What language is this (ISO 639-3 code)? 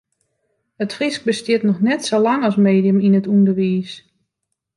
fry